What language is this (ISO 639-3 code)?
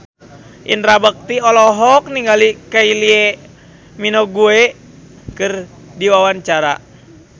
sun